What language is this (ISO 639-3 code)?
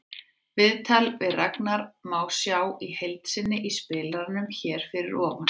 isl